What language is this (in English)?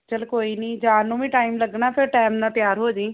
Punjabi